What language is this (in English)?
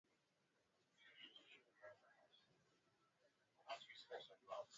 Swahili